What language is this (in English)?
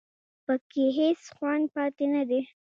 Pashto